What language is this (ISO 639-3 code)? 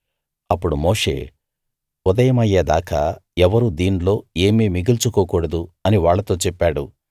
tel